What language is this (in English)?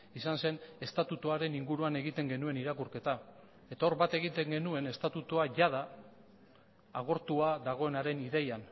Basque